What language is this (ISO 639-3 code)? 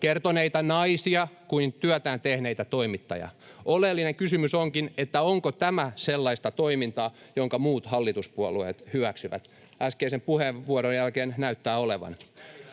fin